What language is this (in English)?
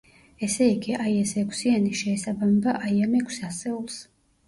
Georgian